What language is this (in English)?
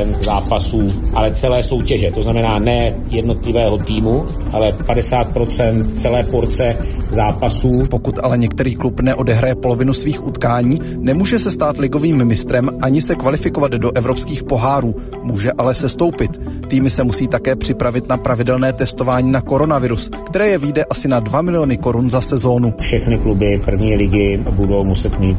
Czech